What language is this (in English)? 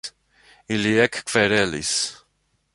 Esperanto